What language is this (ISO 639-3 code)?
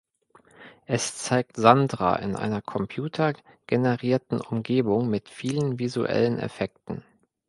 deu